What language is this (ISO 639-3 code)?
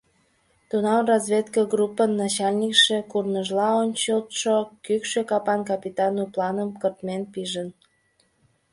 chm